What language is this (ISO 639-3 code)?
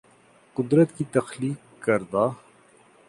urd